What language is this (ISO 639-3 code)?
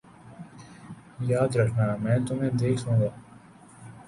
urd